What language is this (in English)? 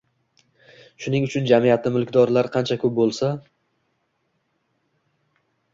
Uzbek